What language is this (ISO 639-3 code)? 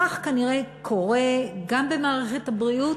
heb